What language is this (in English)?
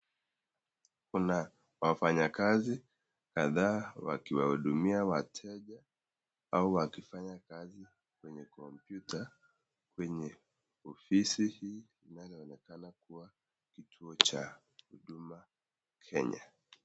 Swahili